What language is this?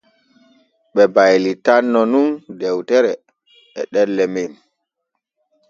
Borgu Fulfulde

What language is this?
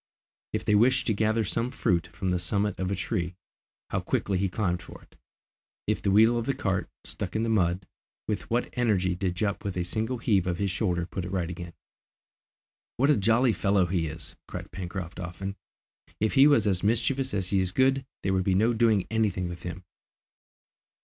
English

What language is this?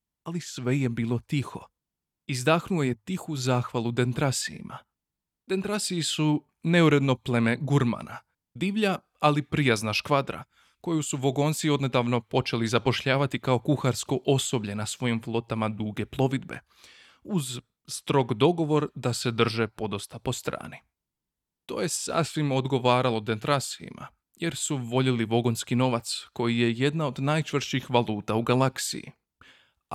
Croatian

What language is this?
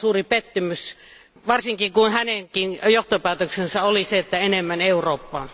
Finnish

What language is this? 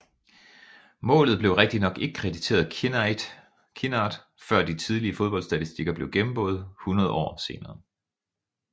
Danish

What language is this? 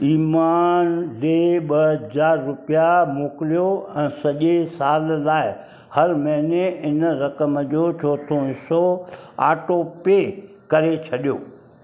Sindhi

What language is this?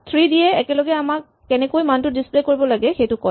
Assamese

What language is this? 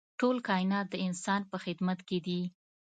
Pashto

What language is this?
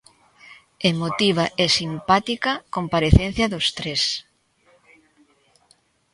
Galician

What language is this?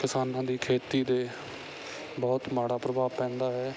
Punjabi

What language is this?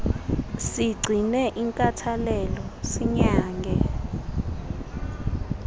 Xhosa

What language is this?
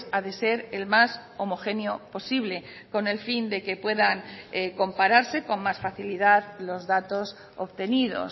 Spanish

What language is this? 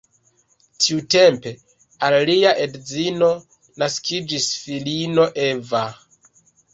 Esperanto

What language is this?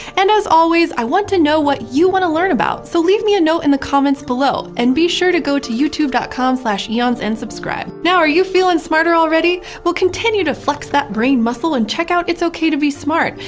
English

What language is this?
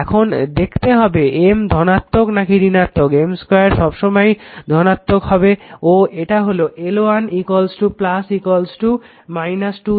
Bangla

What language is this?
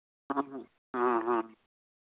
Santali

